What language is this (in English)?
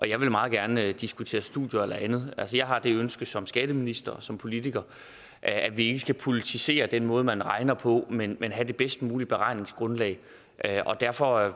Danish